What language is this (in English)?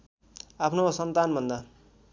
Nepali